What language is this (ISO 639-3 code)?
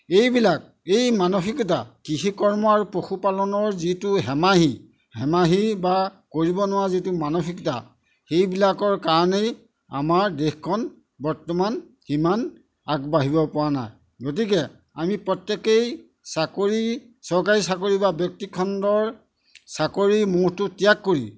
asm